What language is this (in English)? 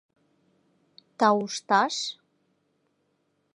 Mari